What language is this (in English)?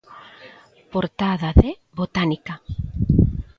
Galician